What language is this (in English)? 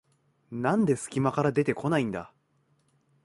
Japanese